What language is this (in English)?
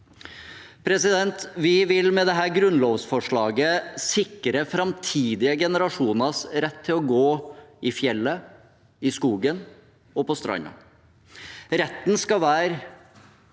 Norwegian